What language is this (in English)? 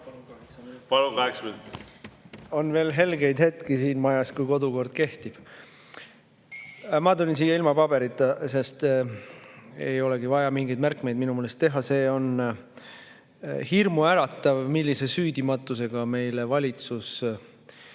Estonian